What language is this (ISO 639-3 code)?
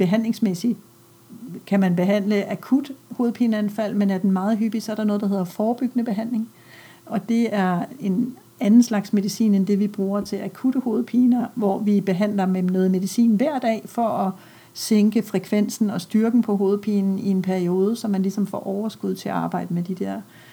dan